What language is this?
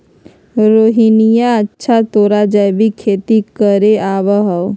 Magahi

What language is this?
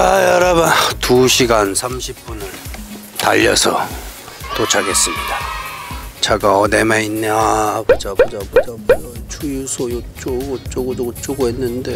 Korean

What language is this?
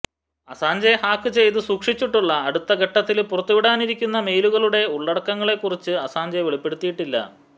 Malayalam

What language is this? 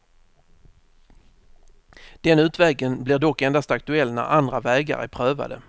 Swedish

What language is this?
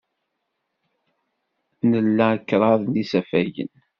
Kabyle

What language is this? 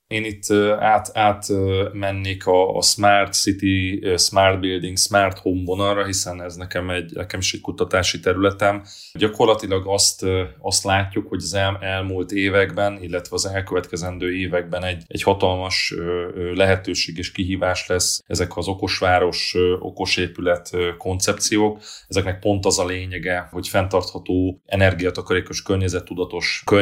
Hungarian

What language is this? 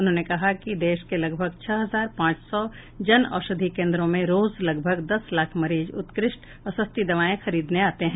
Hindi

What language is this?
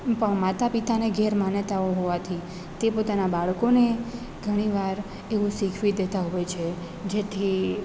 Gujarati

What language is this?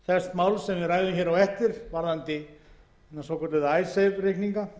Icelandic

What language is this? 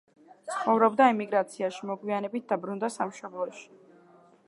Georgian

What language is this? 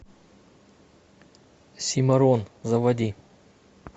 Russian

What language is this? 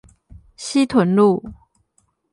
Chinese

